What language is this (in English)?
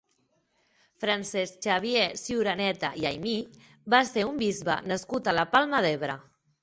Catalan